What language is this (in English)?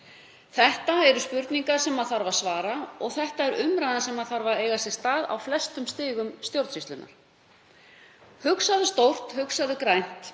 Icelandic